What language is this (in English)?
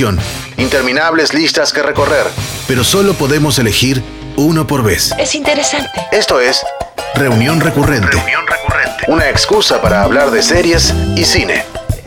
Spanish